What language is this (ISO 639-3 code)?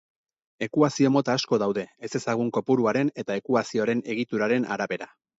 eus